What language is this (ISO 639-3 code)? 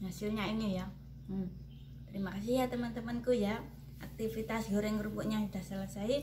ind